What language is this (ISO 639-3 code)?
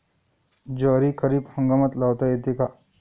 mar